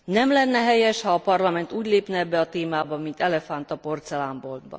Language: Hungarian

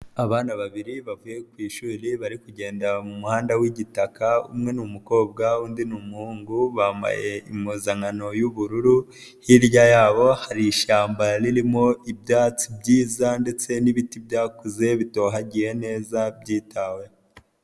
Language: Kinyarwanda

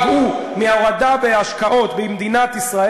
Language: Hebrew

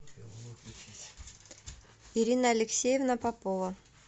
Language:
Russian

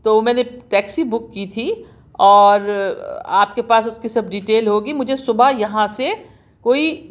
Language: Urdu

